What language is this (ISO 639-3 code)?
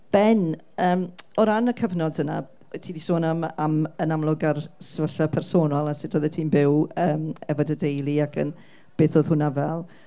cym